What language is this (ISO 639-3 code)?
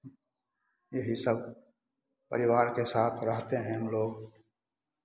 hin